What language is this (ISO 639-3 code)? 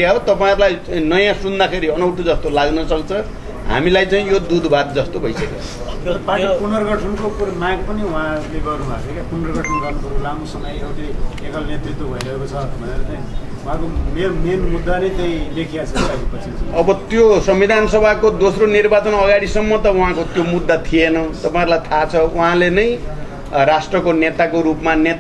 ara